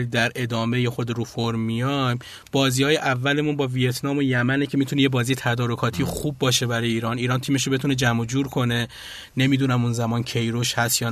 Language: Persian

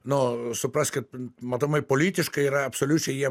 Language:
Lithuanian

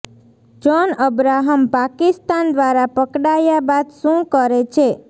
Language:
Gujarati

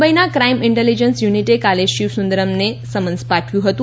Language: Gujarati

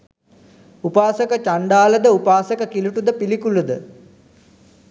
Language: Sinhala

